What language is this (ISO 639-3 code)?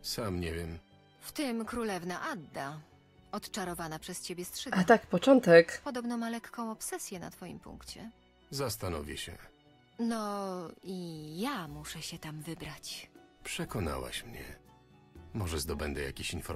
pol